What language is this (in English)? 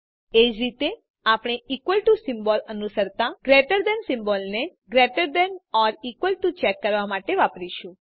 Gujarati